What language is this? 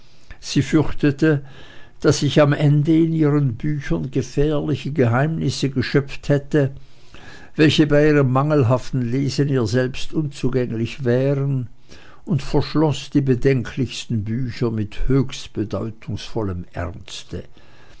German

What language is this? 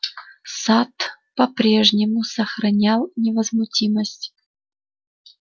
Russian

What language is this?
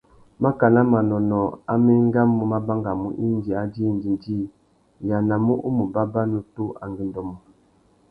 Tuki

